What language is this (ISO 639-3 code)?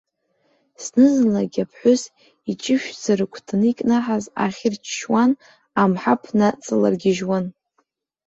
abk